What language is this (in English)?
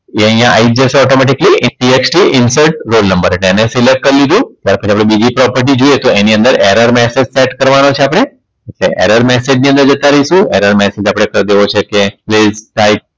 Gujarati